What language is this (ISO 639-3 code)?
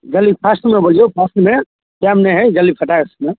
mai